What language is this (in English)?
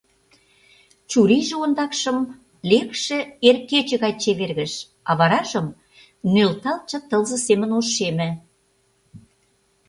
Mari